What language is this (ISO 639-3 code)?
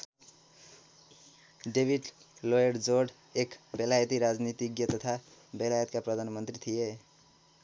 nep